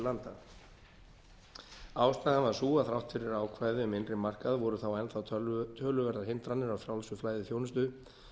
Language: Icelandic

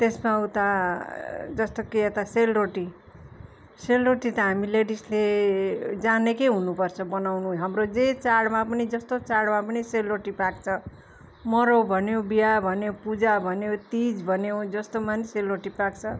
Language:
Nepali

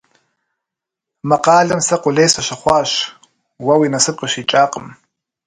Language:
Kabardian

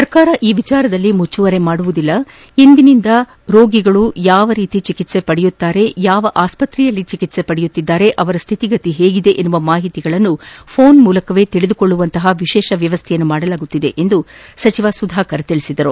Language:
Kannada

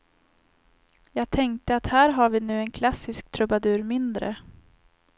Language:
Swedish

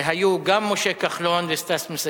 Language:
Hebrew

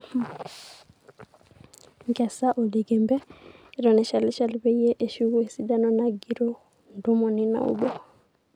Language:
Masai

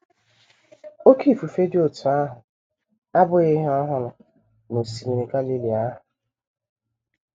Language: Igbo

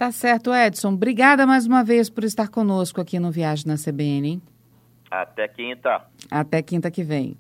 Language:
Portuguese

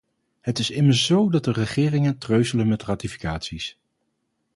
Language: Dutch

